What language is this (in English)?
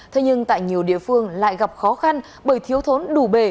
Vietnamese